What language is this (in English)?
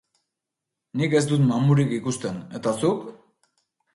Basque